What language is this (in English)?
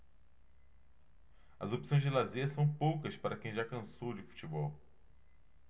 Portuguese